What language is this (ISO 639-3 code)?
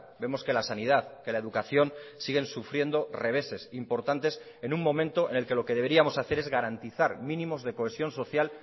spa